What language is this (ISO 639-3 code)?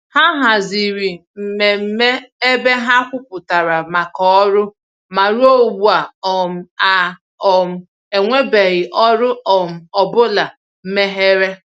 ibo